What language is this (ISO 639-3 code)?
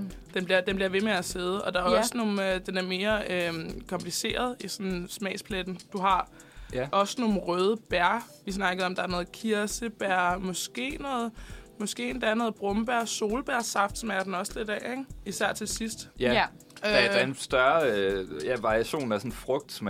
dan